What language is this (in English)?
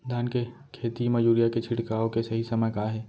Chhattisgarhi